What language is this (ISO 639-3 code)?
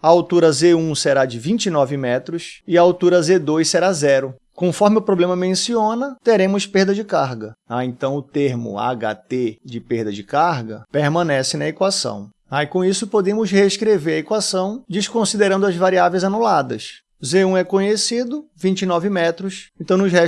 por